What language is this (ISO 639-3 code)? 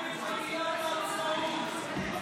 heb